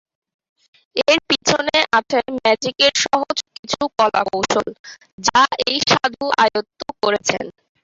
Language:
Bangla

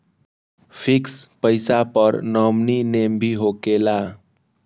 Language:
Magahi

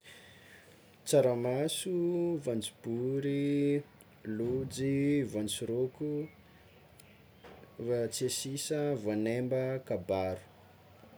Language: Tsimihety Malagasy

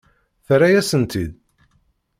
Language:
Kabyle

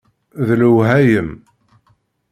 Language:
Kabyle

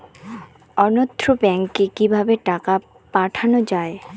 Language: Bangla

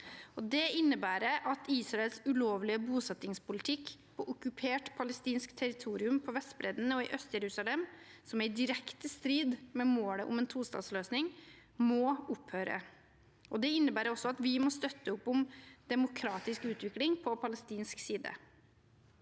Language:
Norwegian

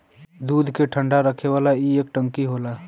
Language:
Bhojpuri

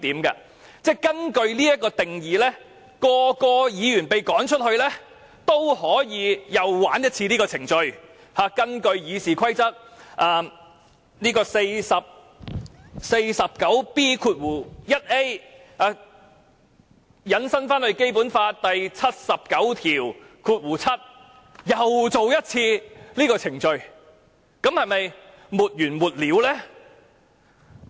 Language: Cantonese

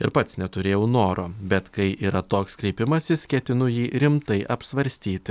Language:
Lithuanian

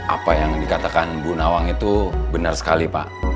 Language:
Indonesian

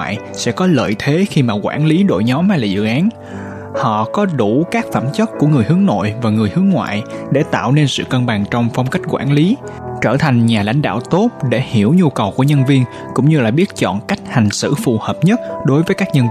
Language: Vietnamese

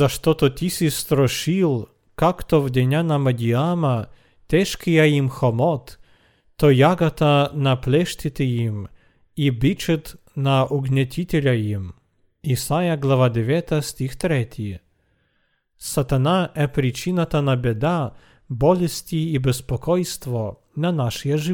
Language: Bulgarian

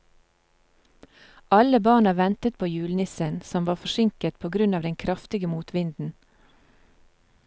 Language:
Norwegian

